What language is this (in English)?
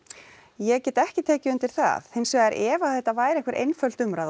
Icelandic